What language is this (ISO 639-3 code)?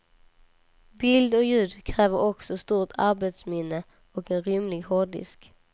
swe